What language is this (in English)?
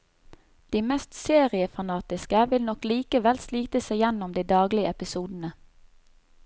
Norwegian